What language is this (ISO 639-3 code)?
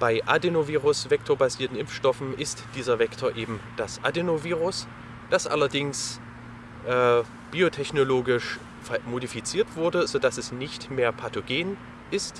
deu